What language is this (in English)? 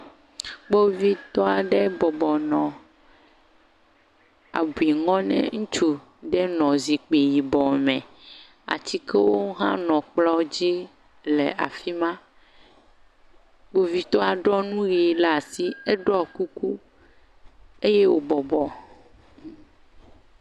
Ewe